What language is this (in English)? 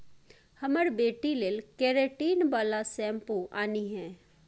Maithili